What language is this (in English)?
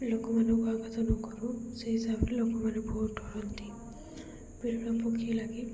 Odia